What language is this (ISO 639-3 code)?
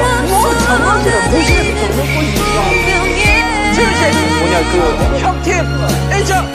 kor